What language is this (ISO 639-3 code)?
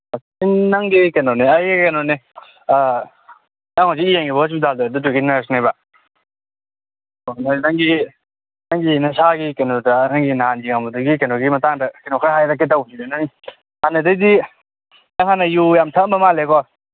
mni